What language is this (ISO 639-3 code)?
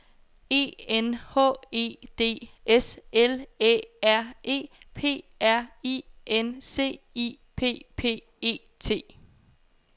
dan